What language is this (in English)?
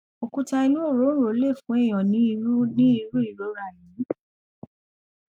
Yoruba